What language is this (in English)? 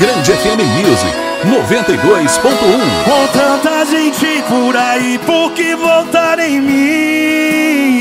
Portuguese